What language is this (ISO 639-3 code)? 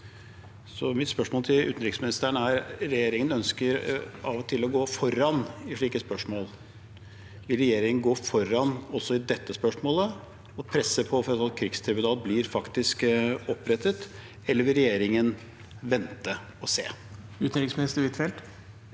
nor